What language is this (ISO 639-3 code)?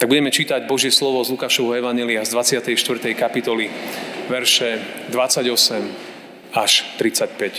slk